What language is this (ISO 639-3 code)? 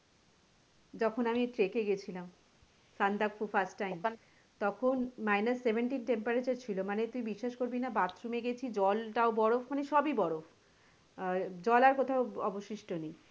ben